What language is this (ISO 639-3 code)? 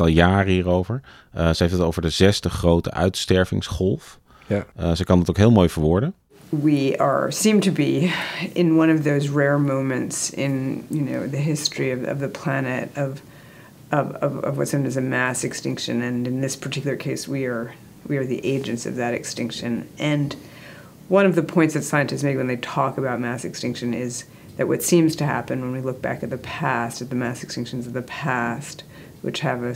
nld